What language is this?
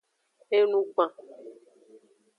Aja (Benin)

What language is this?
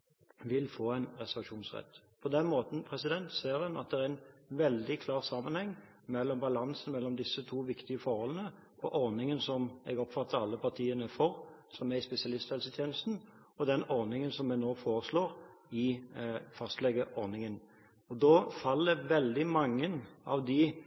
Norwegian Bokmål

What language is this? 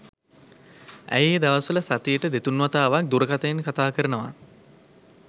Sinhala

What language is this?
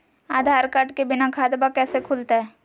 Magahi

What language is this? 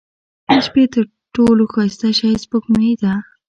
Pashto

